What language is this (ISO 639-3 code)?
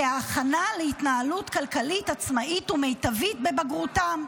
heb